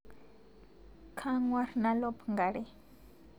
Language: Masai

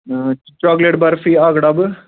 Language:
Kashmiri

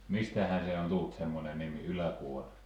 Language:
Finnish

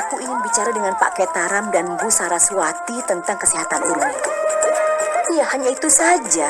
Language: Indonesian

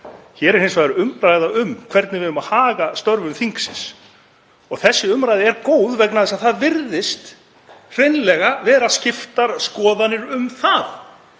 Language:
Icelandic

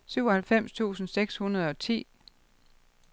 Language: Danish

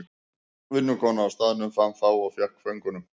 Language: Icelandic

